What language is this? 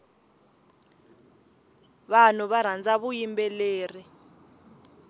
Tsonga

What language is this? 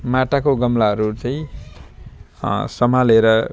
Nepali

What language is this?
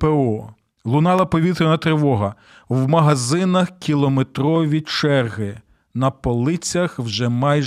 Ukrainian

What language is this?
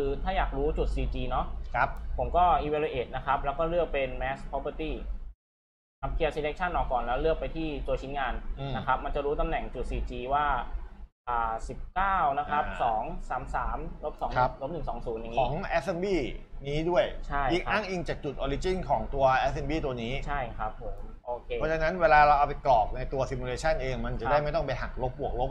Thai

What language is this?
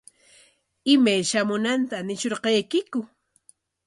Corongo Ancash Quechua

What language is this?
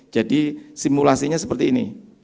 Indonesian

